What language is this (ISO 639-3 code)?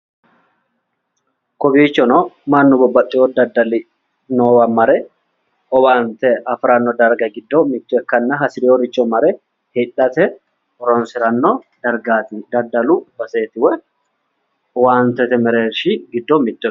sid